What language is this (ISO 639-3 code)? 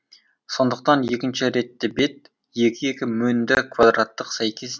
kaz